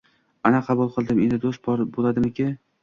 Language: Uzbek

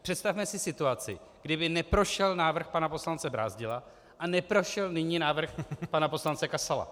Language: Czech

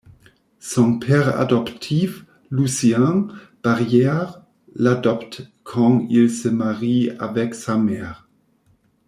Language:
French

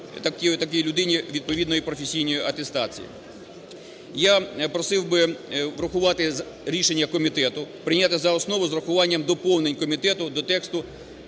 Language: Ukrainian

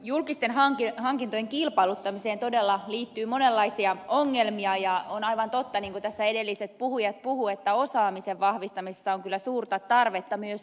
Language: Finnish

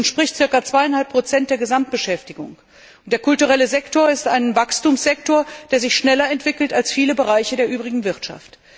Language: German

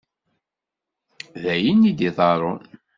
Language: Kabyle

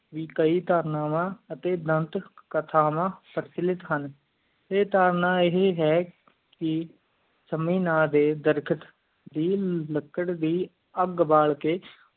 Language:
Punjabi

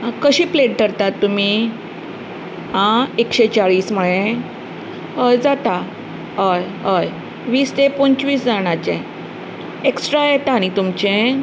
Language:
Konkani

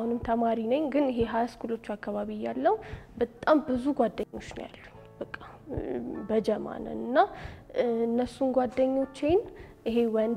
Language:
Arabic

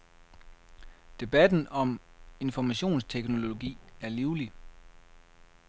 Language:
Danish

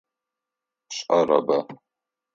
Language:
Adyghe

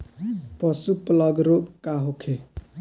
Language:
Bhojpuri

